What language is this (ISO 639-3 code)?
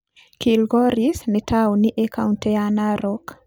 kik